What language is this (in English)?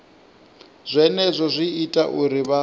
Venda